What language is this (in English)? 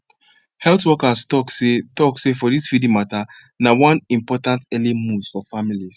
Nigerian Pidgin